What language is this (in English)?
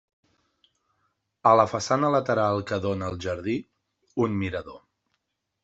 Catalan